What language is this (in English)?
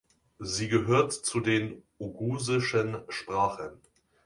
German